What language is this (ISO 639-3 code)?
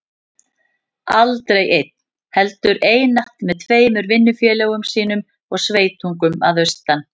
isl